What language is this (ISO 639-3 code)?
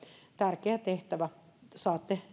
fin